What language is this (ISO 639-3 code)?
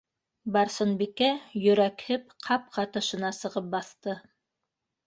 bak